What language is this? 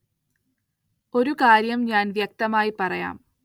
Malayalam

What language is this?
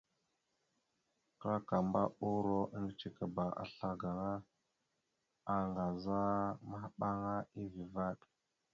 Mada (Cameroon)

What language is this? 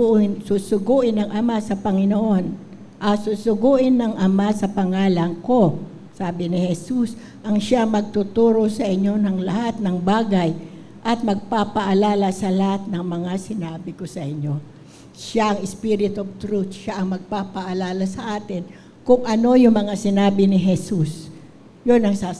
Filipino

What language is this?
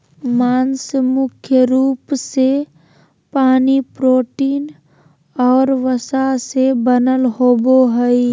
Magahi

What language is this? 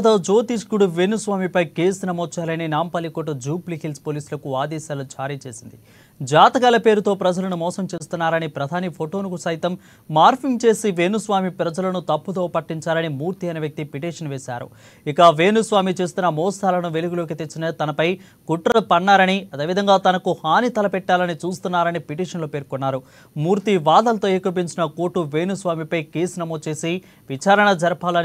Telugu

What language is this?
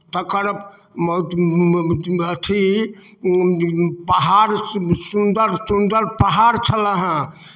Maithili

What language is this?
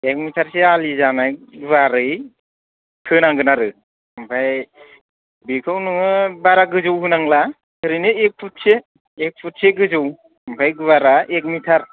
Bodo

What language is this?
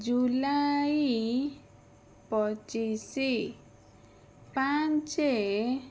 Odia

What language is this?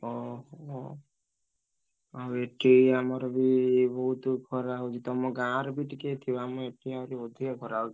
Odia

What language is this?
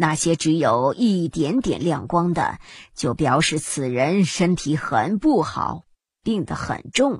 Chinese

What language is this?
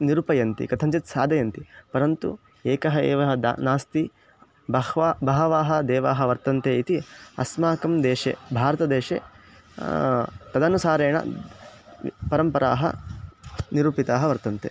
Sanskrit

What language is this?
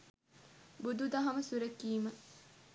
Sinhala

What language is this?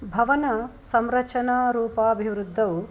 Sanskrit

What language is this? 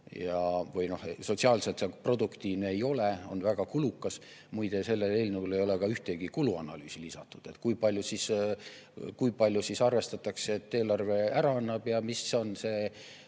Estonian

